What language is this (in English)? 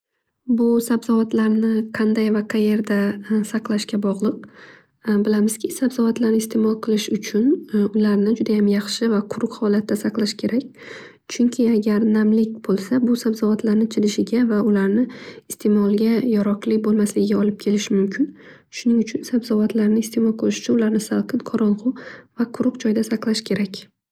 Uzbek